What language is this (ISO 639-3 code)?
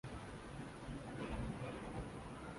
swa